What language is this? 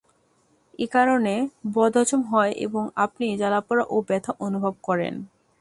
Bangla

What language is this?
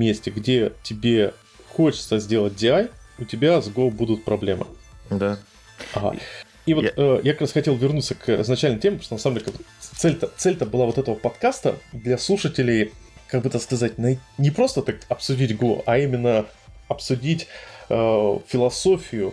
Russian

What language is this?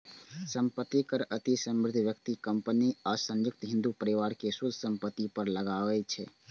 Maithili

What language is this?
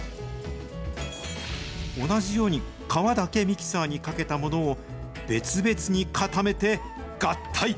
Japanese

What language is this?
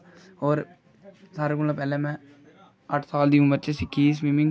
Dogri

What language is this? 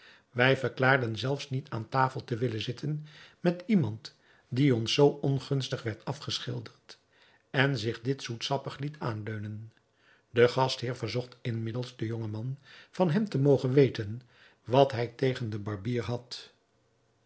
Dutch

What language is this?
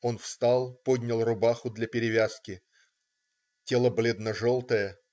Russian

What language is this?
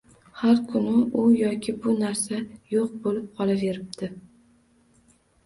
Uzbek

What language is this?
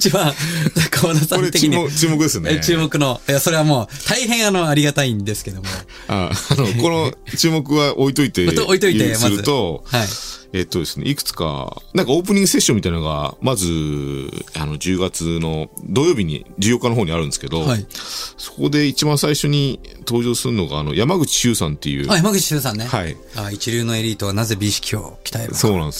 Japanese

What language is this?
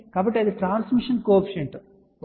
Telugu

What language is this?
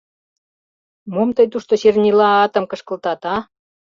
Mari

